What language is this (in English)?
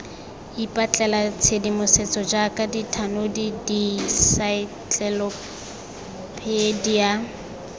Tswana